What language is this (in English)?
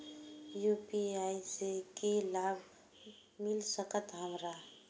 Maithili